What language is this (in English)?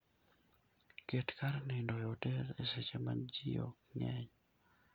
Luo (Kenya and Tanzania)